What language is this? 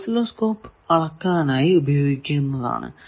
Malayalam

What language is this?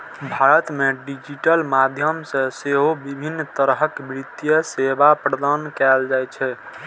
Maithili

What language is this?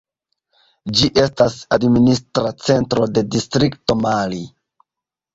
Esperanto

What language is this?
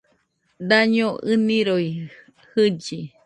Nüpode Huitoto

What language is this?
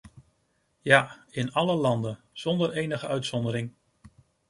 Dutch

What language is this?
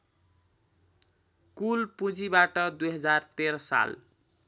Nepali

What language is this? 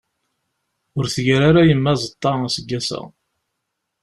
Kabyle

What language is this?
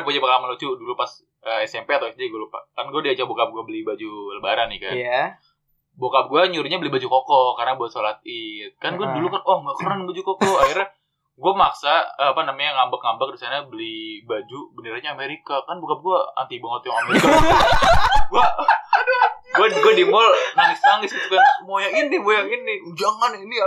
Indonesian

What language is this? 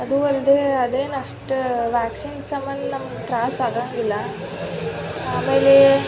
Kannada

